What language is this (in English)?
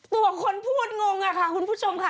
Thai